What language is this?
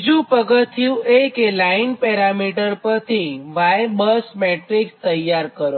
Gujarati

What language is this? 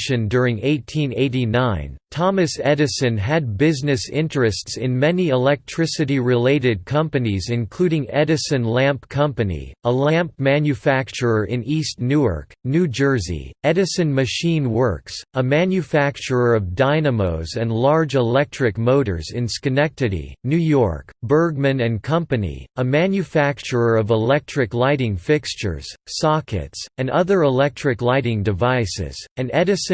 English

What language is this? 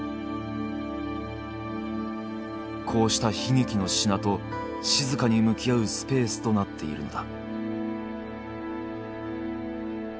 Japanese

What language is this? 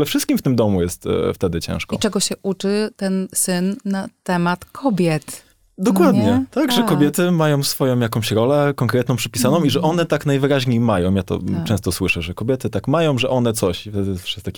Polish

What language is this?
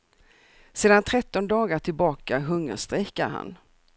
Swedish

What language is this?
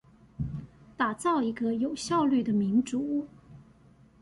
Chinese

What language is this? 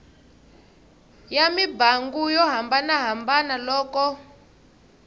Tsonga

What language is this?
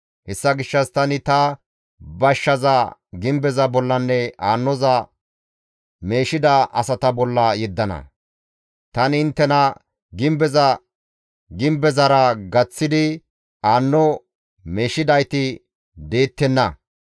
Gamo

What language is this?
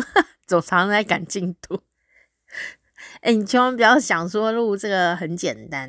Chinese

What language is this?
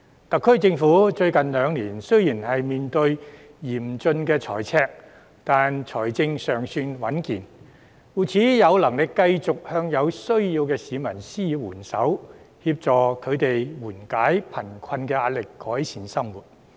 Cantonese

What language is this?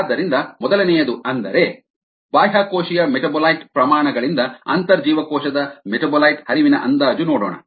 Kannada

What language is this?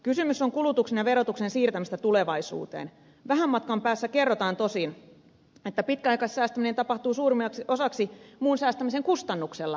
Finnish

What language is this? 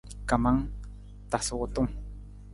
Nawdm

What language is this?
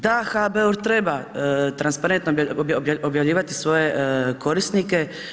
Croatian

